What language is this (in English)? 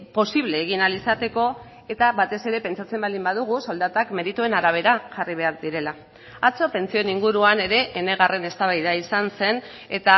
Basque